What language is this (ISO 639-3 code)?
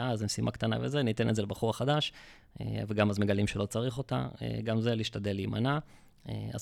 heb